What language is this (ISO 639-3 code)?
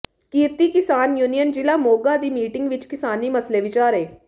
pan